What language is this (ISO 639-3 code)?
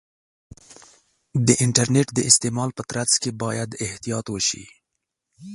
pus